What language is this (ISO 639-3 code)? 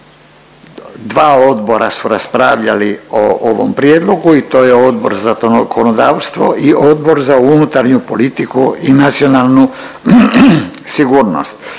hrv